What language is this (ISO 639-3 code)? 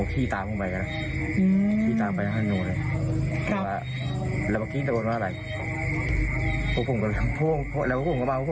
tha